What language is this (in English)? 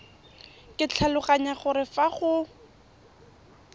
Tswana